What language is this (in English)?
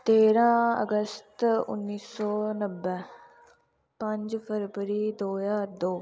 Dogri